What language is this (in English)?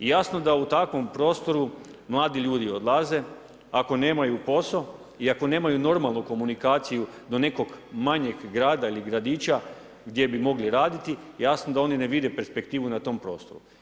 Croatian